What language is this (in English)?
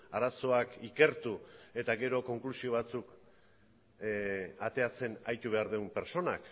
Basque